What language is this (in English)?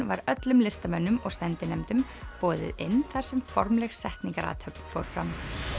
Icelandic